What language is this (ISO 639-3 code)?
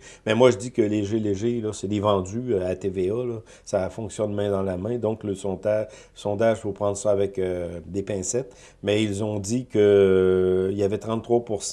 fra